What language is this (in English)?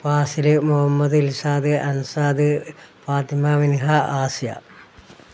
Malayalam